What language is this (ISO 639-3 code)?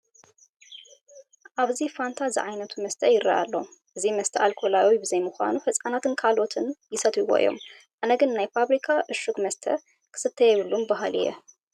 tir